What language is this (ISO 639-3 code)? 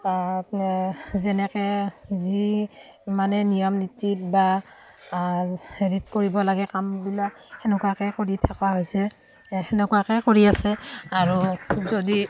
asm